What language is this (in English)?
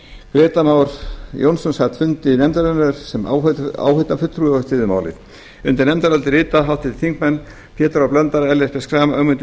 Icelandic